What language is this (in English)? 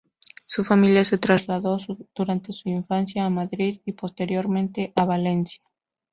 Spanish